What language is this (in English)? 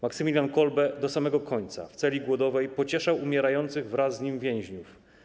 Polish